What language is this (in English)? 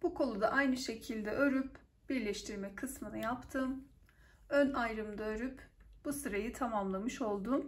Turkish